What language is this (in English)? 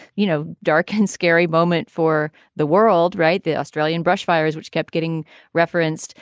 English